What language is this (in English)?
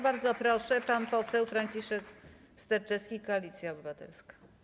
Polish